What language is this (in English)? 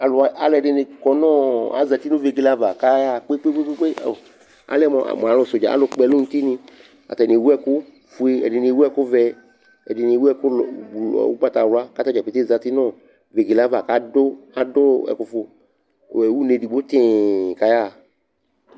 Ikposo